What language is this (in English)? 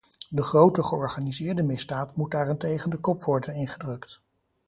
Dutch